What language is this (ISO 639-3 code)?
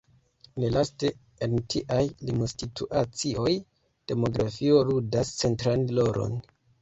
epo